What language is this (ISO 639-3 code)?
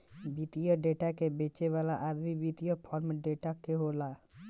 bho